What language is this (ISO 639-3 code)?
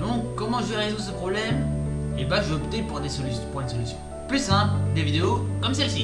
fra